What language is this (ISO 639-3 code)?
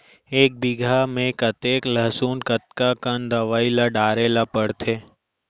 hne